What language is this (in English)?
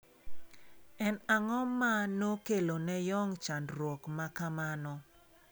Luo (Kenya and Tanzania)